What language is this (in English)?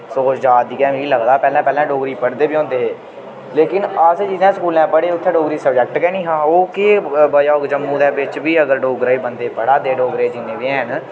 Dogri